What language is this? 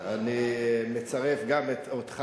Hebrew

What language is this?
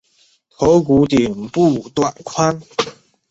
Chinese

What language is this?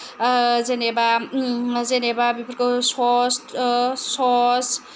Bodo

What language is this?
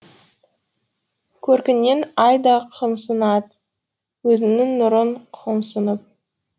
Kazakh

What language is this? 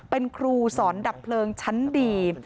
Thai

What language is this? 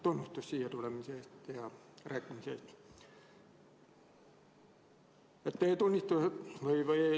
Estonian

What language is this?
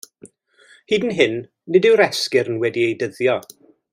Welsh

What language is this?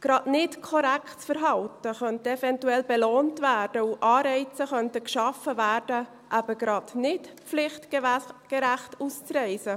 Swiss German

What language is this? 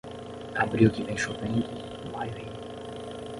Portuguese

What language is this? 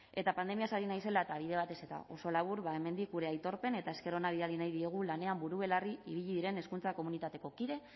Basque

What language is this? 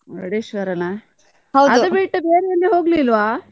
Kannada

